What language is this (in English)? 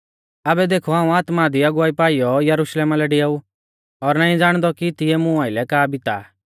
Mahasu Pahari